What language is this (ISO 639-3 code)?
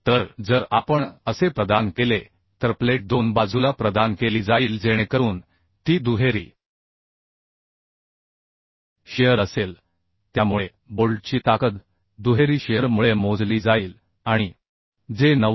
mar